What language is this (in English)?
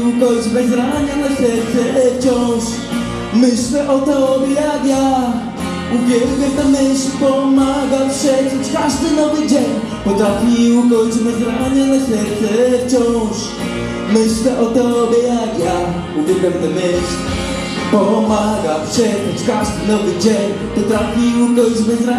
Polish